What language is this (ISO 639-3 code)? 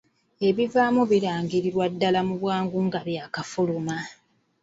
lug